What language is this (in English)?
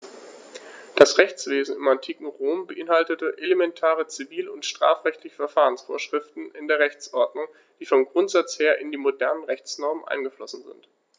German